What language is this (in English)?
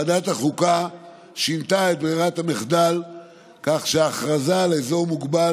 Hebrew